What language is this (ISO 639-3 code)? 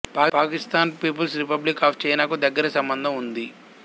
tel